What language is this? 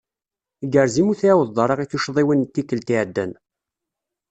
Kabyle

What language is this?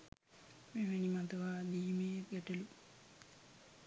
Sinhala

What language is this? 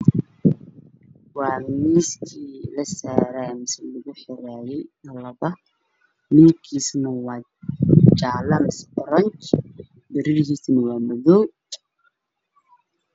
Somali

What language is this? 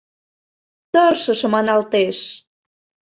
Mari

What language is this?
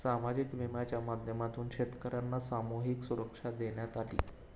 Marathi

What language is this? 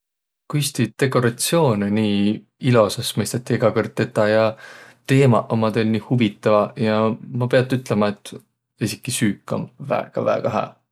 Võro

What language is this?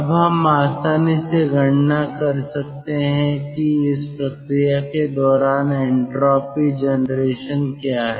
Hindi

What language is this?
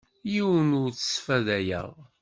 Kabyle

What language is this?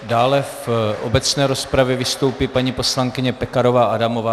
Czech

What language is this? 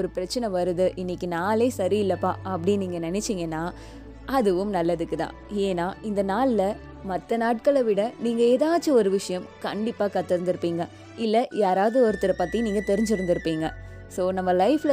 Tamil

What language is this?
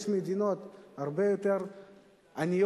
Hebrew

